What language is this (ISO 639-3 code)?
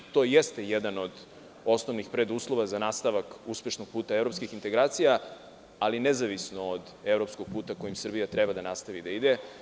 srp